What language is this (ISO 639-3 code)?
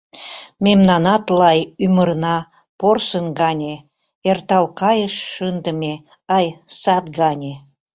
chm